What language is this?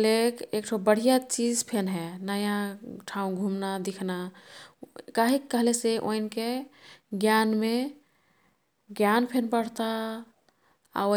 Kathoriya Tharu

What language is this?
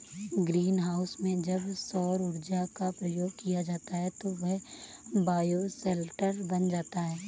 Hindi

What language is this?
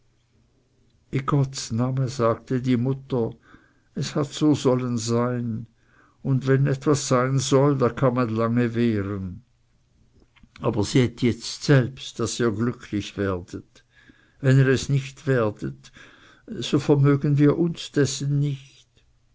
German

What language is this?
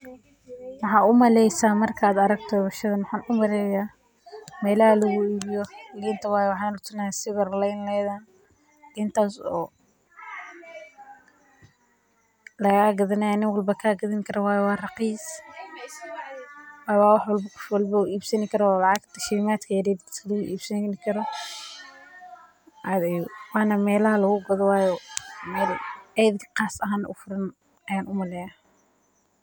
Somali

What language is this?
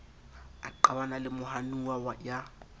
Southern Sotho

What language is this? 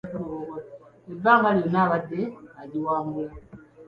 Ganda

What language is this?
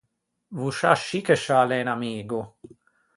Ligurian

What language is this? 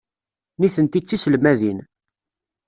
Kabyle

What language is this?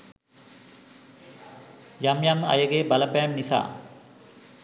Sinhala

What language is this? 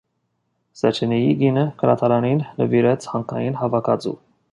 Armenian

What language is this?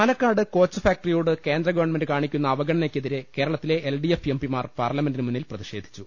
Malayalam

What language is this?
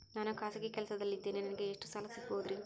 Kannada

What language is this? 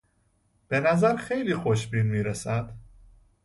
Persian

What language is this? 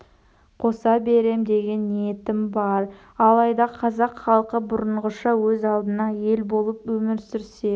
Kazakh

